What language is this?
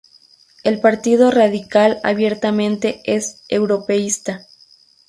Spanish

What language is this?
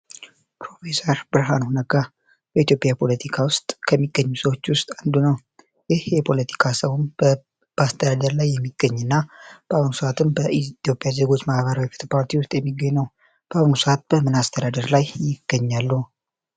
Amharic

